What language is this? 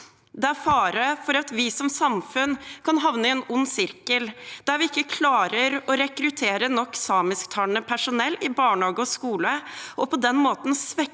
Norwegian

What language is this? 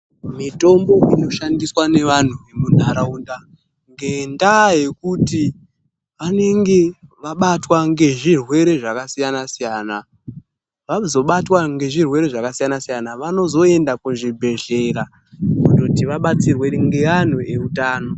Ndau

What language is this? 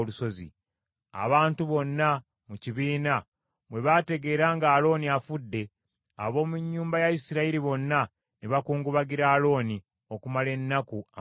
Ganda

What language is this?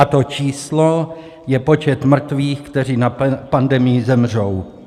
Czech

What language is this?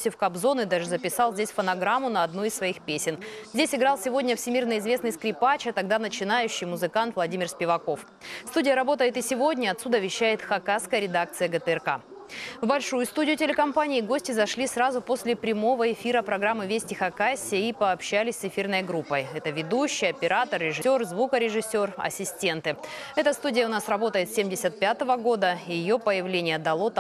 Russian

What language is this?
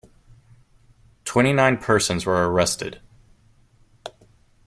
English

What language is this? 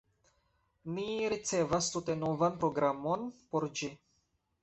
Esperanto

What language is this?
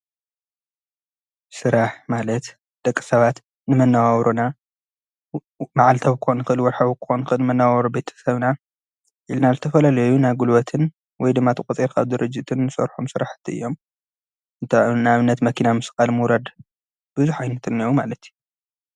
Tigrinya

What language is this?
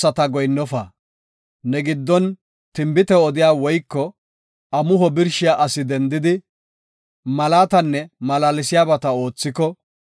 Gofa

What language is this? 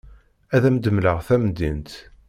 Kabyle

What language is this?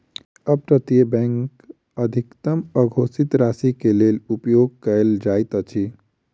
Maithili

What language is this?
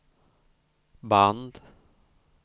Swedish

